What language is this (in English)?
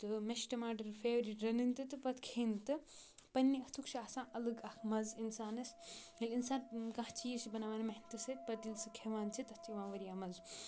Kashmiri